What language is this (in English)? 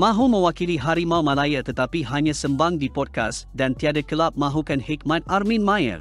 Malay